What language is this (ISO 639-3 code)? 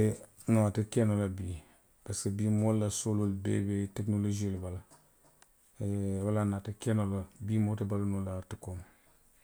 mlq